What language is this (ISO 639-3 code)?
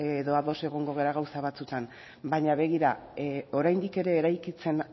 eus